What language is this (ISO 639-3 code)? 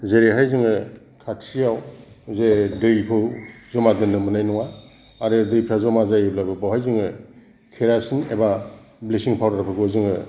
brx